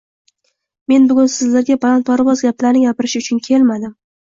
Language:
Uzbek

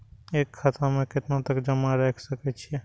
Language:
Maithili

